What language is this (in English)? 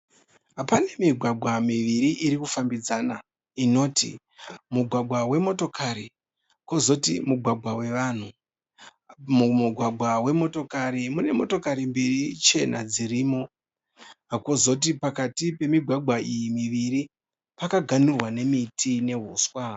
Shona